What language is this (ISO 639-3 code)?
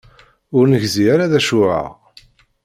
kab